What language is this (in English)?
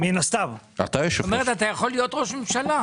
Hebrew